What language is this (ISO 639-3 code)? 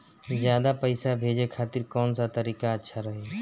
bho